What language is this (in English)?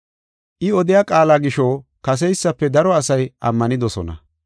Gofa